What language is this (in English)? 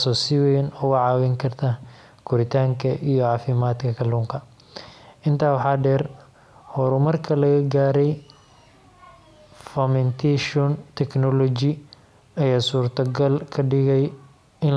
Somali